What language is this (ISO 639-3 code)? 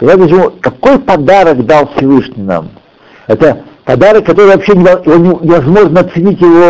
rus